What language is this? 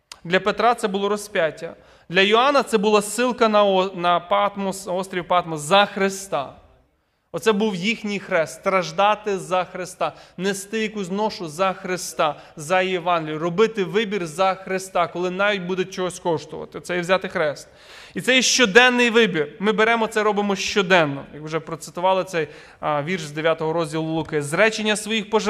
Ukrainian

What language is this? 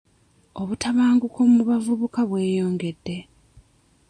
Ganda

